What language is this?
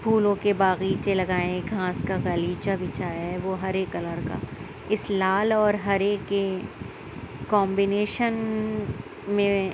Urdu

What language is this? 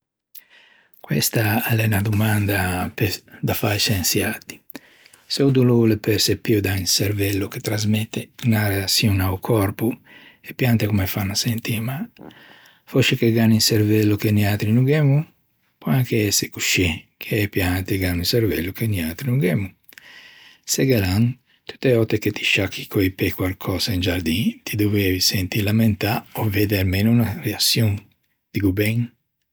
Ligurian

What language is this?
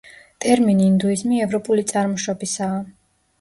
Georgian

